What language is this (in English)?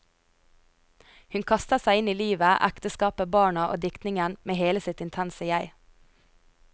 Norwegian